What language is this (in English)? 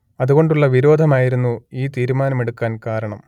Malayalam